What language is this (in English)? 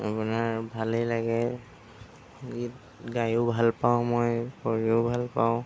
Assamese